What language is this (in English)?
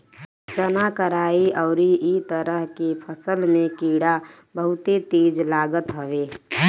Bhojpuri